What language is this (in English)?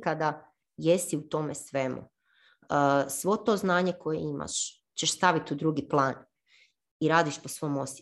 Croatian